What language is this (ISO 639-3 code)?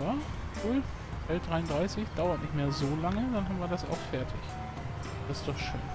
deu